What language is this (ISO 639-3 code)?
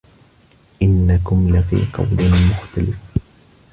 ara